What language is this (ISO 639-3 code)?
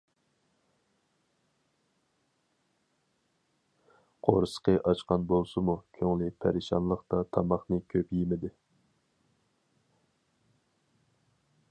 uig